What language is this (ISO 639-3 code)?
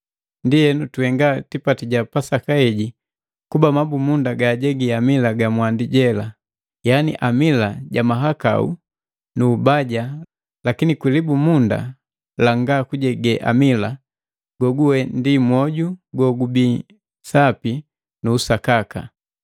mgv